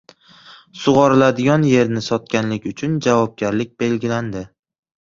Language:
Uzbek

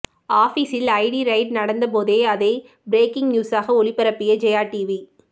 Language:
Tamil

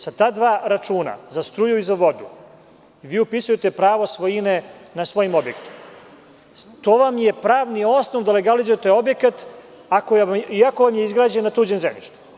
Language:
Serbian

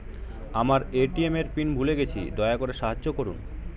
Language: Bangla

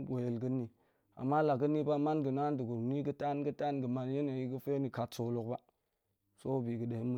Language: Goemai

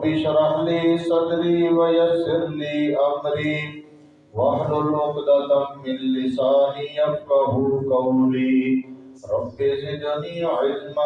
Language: Urdu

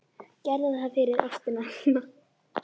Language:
Icelandic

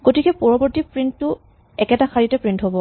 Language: Assamese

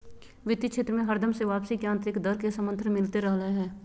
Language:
Magahi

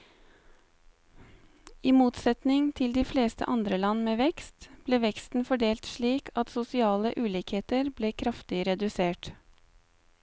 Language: Norwegian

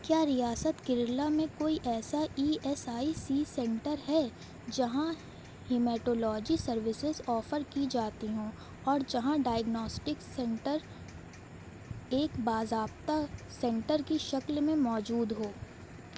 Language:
Urdu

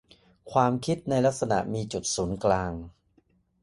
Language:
Thai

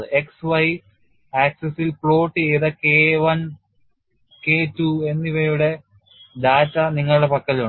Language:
Malayalam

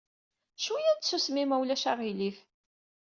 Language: Kabyle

